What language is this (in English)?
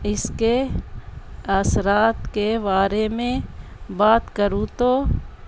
Urdu